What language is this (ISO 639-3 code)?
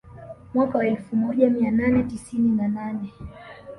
swa